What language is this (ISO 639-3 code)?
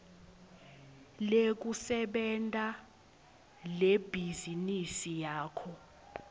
ssw